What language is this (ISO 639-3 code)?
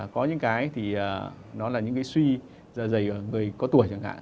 vie